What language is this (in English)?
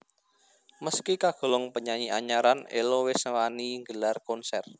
Javanese